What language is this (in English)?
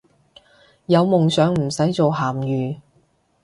Cantonese